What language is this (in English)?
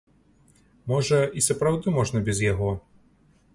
Belarusian